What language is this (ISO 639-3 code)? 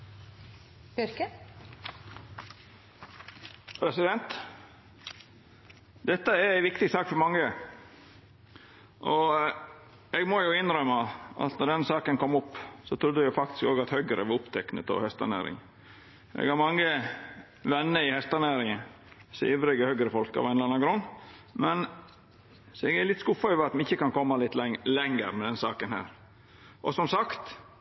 nor